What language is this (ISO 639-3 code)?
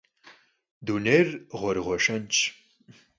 kbd